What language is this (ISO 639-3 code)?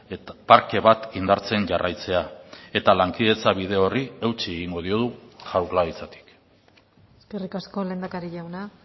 eus